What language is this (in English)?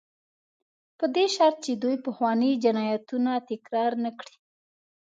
Pashto